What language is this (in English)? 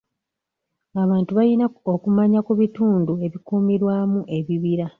Ganda